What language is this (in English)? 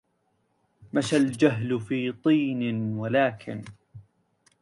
Arabic